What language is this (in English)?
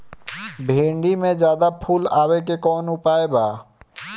Bhojpuri